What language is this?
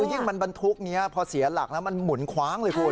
Thai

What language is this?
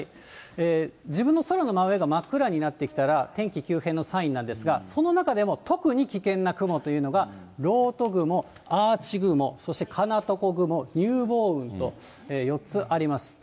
Japanese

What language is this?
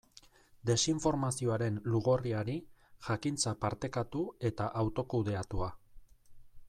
Basque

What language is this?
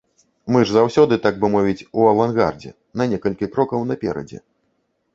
Belarusian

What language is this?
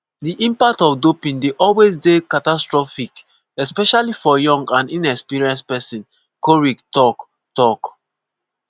Nigerian Pidgin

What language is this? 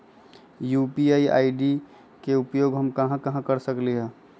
Magahi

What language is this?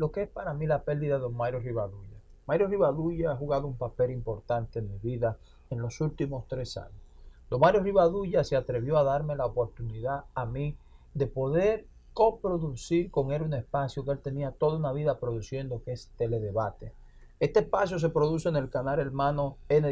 Spanish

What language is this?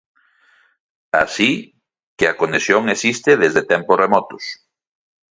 Galician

